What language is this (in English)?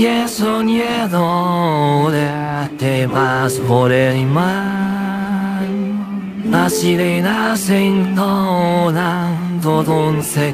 Japanese